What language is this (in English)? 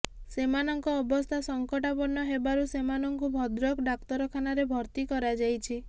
Odia